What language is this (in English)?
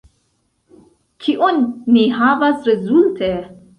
Esperanto